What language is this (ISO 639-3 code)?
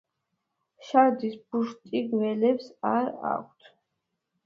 kat